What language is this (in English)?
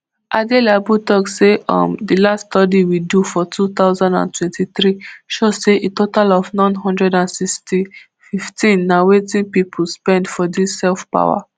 Nigerian Pidgin